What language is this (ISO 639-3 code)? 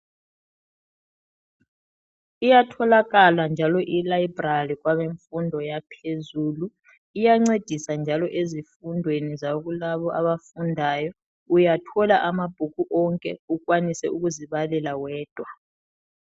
nde